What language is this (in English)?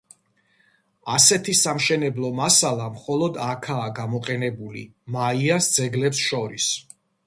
Georgian